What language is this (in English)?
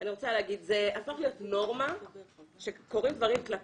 Hebrew